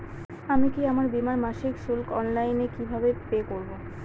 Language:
Bangla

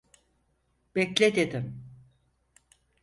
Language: Turkish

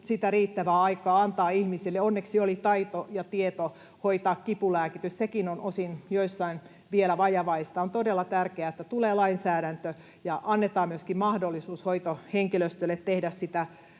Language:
Finnish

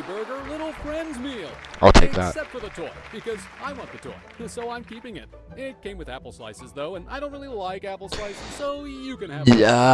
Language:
English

